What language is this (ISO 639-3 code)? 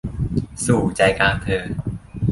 tha